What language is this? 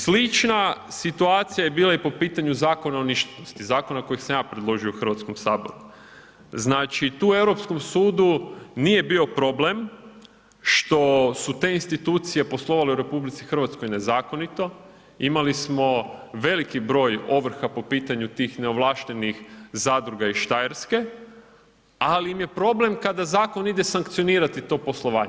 Croatian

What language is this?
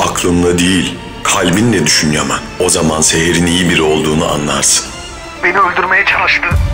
Turkish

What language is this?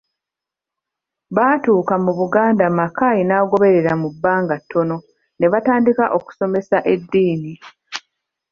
Ganda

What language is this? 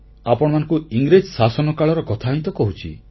Odia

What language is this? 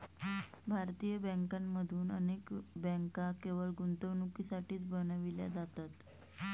Marathi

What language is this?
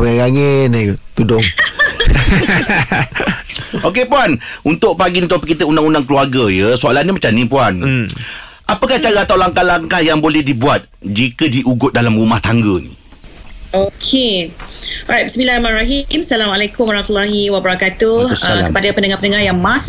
Malay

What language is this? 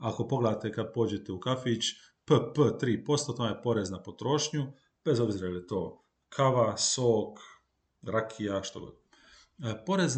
Croatian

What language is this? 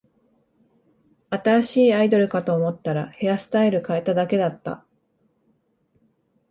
Japanese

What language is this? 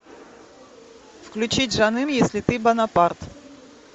Russian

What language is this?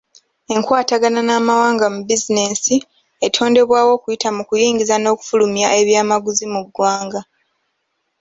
Ganda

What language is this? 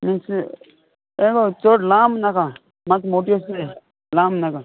Konkani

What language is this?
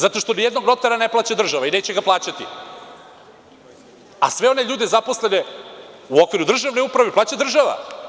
Serbian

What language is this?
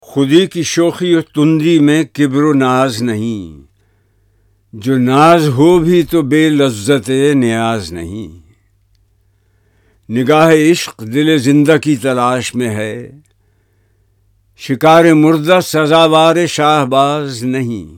Urdu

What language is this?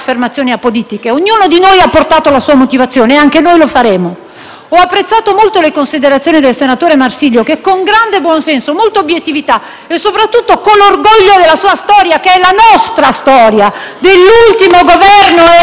Italian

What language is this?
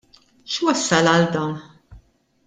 Maltese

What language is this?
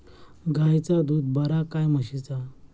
Marathi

